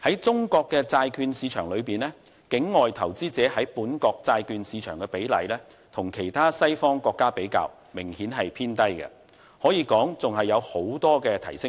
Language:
Cantonese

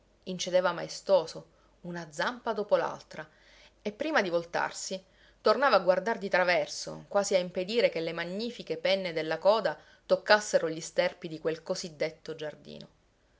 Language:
Italian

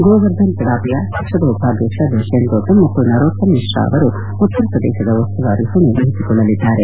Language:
Kannada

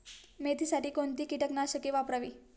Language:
Marathi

